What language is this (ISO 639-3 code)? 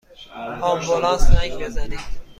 fas